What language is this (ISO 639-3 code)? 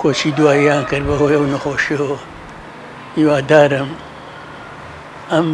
ara